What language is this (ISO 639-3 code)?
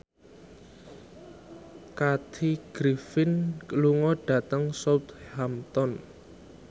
jav